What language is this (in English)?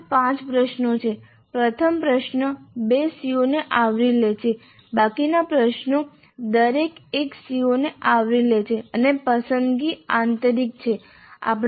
Gujarati